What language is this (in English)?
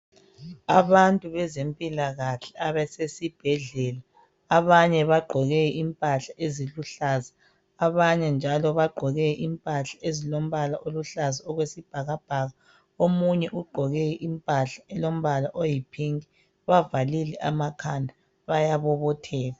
North Ndebele